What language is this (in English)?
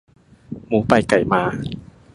Thai